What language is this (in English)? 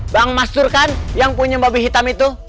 Indonesian